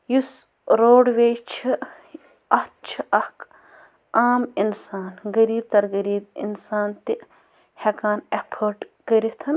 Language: Kashmiri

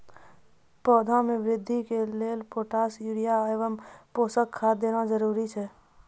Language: Maithili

